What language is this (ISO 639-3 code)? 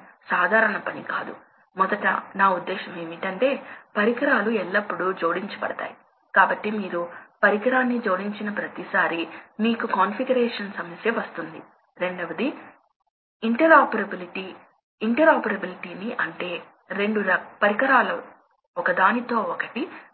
tel